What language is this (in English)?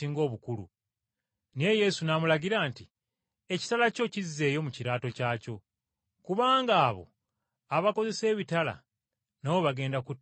Ganda